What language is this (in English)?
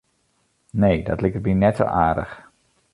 Western Frisian